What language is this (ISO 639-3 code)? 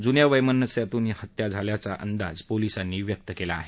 mar